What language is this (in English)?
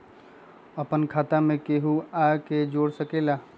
Magahi